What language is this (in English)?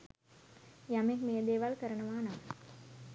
Sinhala